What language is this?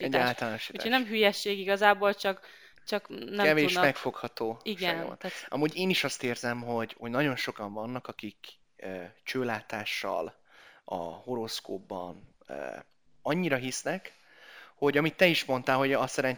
Hungarian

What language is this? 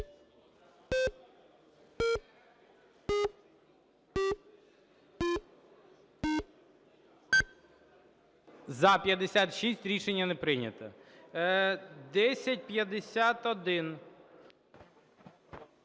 Ukrainian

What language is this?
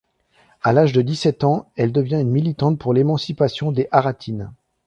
French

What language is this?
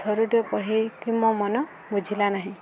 Odia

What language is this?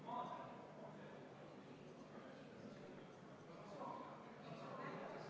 Estonian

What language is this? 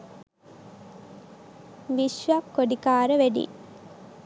Sinhala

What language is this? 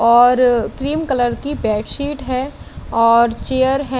Hindi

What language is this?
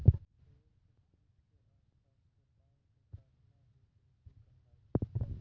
Maithili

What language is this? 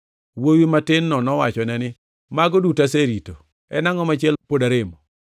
Luo (Kenya and Tanzania)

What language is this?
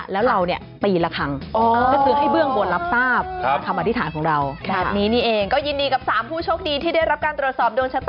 Thai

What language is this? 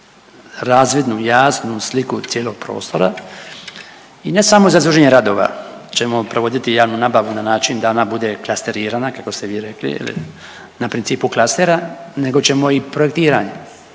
Croatian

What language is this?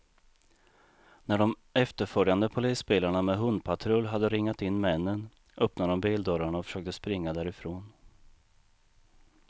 Swedish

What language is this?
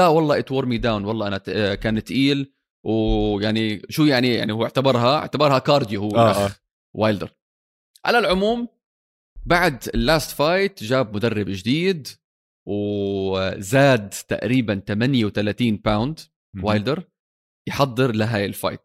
Arabic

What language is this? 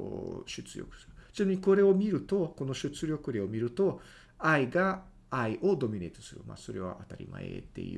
Japanese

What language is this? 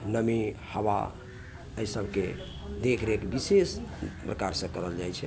Maithili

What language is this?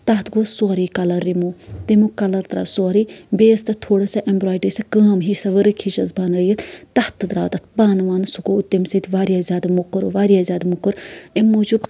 Kashmiri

